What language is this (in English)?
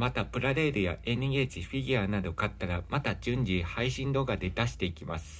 Japanese